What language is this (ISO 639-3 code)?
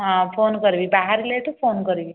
ori